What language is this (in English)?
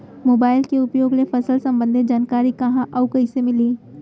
Chhattisgarhi